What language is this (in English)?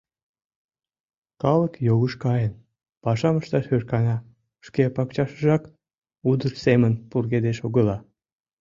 Mari